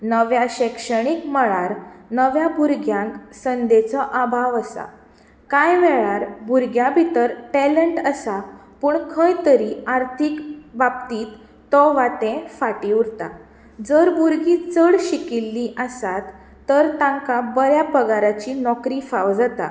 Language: Konkani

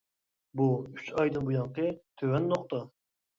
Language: Uyghur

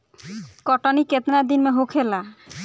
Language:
Bhojpuri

